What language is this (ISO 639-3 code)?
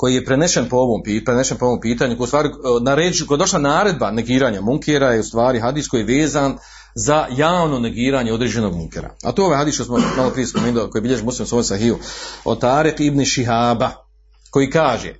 hrv